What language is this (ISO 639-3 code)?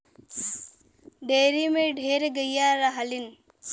bho